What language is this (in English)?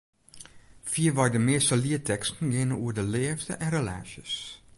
Western Frisian